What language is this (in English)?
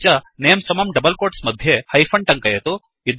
Sanskrit